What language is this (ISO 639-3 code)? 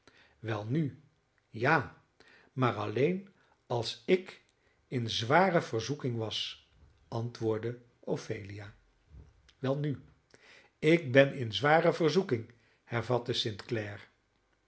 nld